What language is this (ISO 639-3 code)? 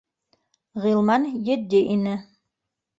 bak